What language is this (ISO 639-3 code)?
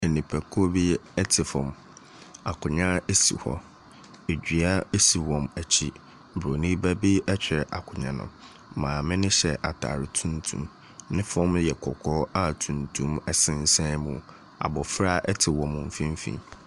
aka